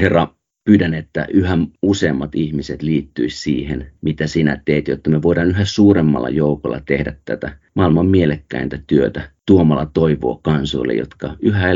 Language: Finnish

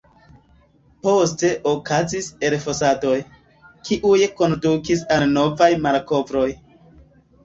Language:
Esperanto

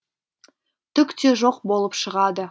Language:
Kazakh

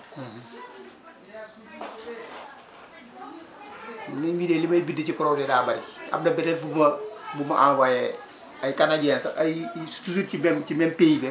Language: Wolof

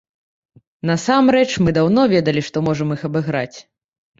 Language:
Belarusian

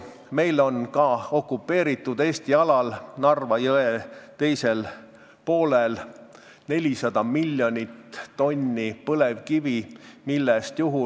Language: Estonian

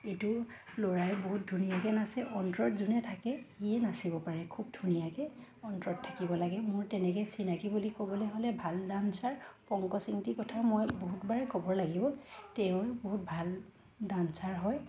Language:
Assamese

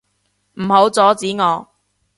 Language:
Cantonese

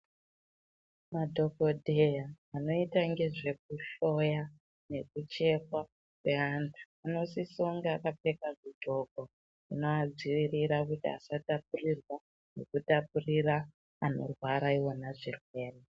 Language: Ndau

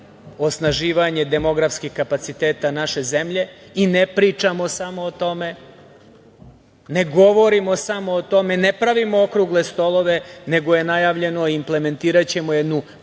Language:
Serbian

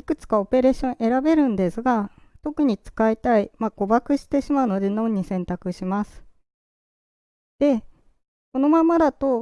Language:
Japanese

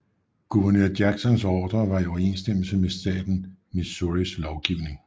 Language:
Danish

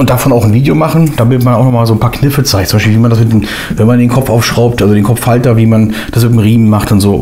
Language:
German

